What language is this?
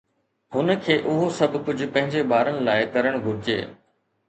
Sindhi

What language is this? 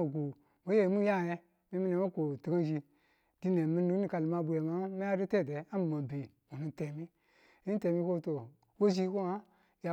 Tula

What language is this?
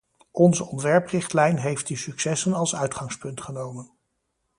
Dutch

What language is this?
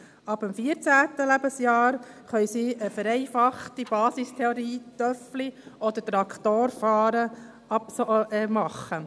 Swiss German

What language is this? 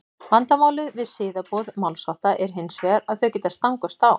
Icelandic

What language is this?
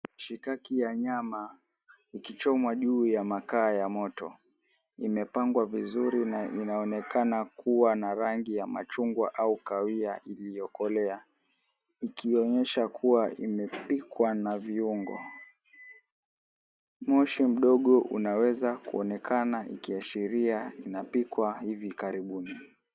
Swahili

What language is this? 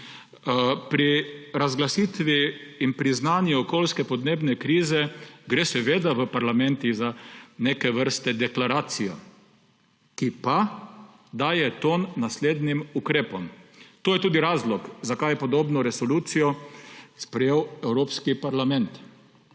Slovenian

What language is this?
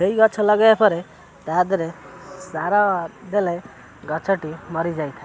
Odia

